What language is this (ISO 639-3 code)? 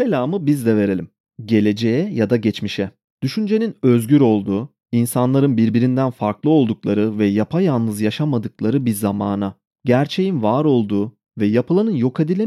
tur